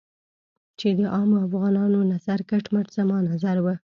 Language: Pashto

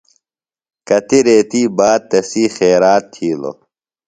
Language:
Phalura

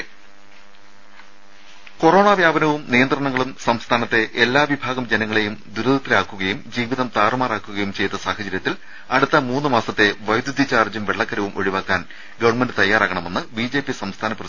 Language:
Malayalam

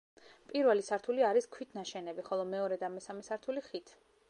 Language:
Georgian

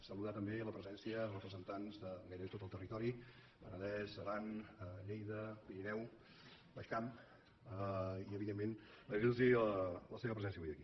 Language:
Catalan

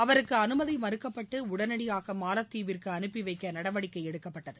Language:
Tamil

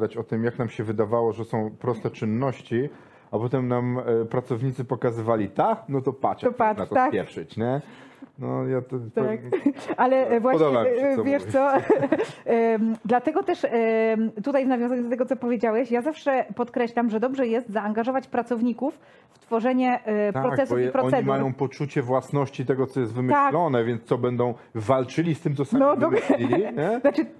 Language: Polish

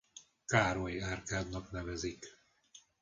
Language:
Hungarian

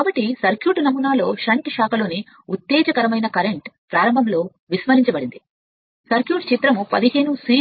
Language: Telugu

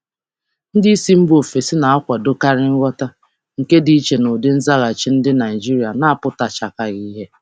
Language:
Igbo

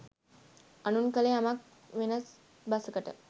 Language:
Sinhala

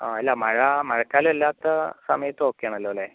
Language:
Malayalam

